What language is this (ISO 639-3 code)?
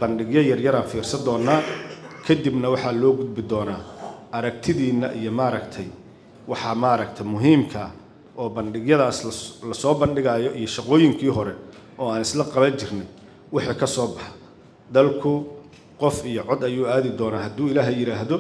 ara